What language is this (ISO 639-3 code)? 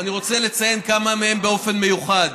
heb